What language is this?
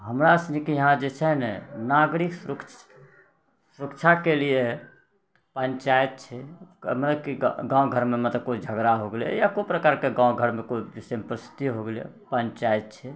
Maithili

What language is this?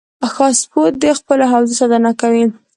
Pashto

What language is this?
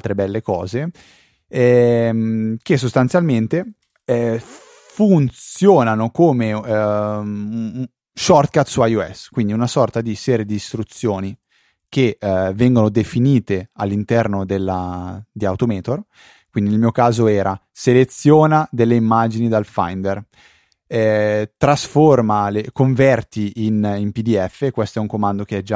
Italian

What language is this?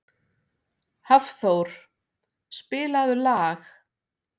Icelandic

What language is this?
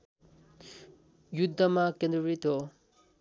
Nepali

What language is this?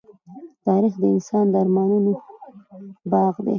Pashto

